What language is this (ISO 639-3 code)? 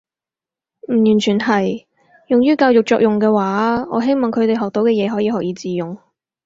yue